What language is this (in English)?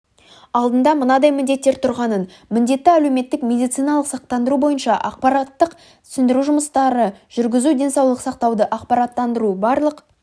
Kazakh